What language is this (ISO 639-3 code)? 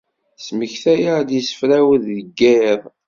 kab